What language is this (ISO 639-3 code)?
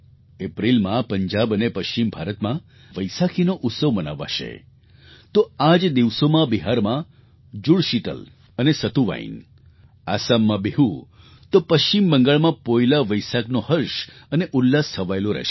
guj